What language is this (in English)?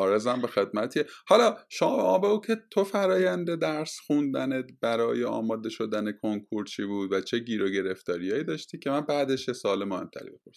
Persian